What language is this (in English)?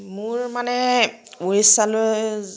Assamese